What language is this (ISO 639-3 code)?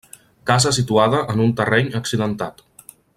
cat